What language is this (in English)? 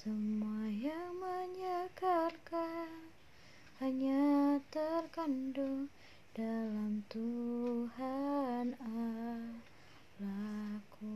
Indonesian